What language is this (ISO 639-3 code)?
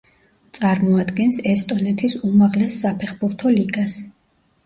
kat